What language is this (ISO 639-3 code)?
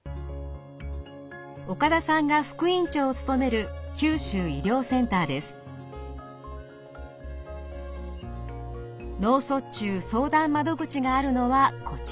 jpn